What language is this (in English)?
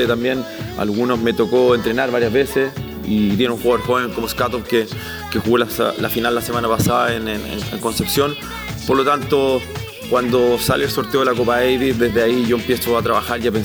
Spanish